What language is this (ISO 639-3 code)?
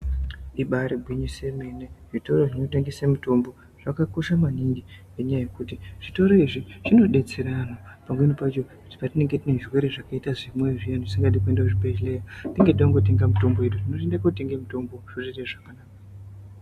ndc